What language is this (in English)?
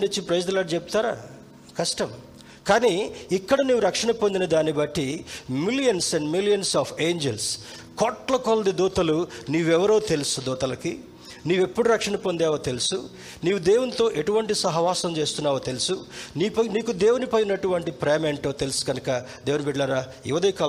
Telugu